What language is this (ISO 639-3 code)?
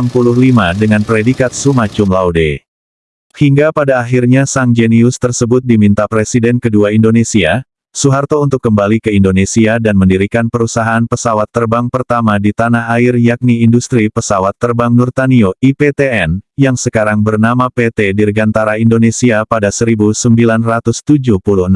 ind